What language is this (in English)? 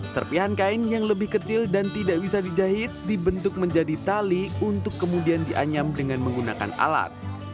Indonesian